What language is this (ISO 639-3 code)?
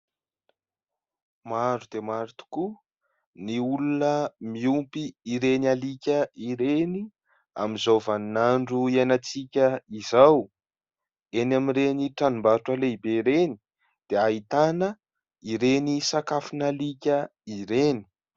mlg